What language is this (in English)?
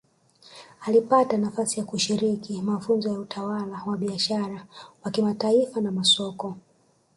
Swahili